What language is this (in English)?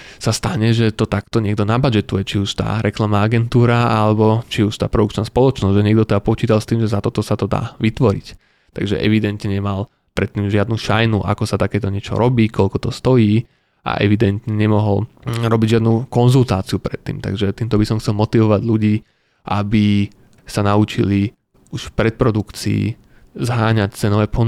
Slovak